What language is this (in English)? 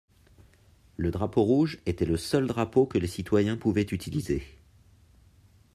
French